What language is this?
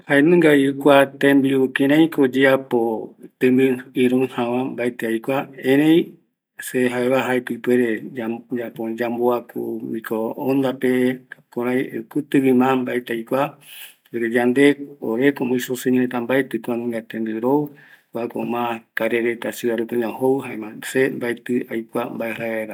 Eastern Bolivian Guaraní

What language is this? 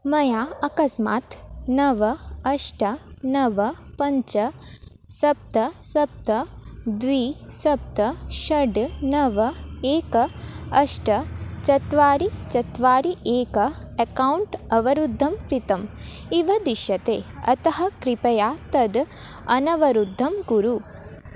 Sanskrit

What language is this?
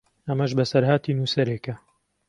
Central Kurdish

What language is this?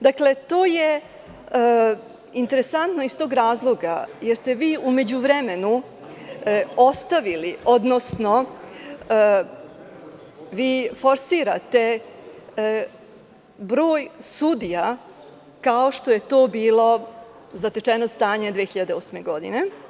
Serbian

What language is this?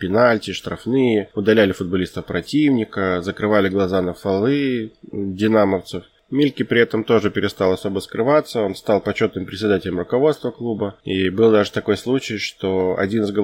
Russian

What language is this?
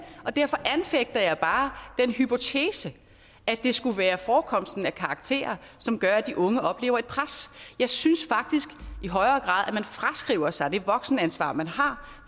Danish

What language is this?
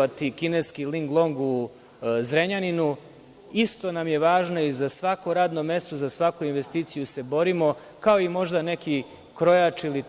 Serbian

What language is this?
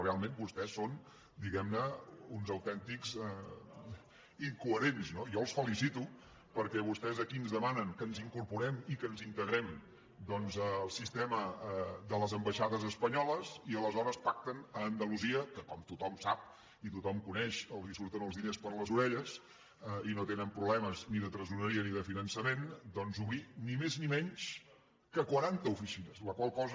Catalan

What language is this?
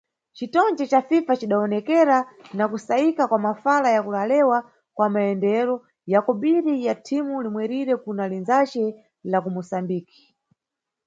Nyungwe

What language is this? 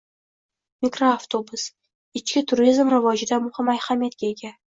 Uzbek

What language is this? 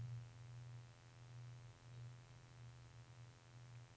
Norwegian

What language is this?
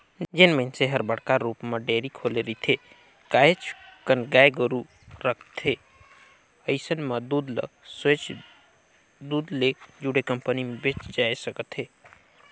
Chhattisgarhi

